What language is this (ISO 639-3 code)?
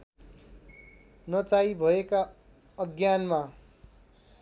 nep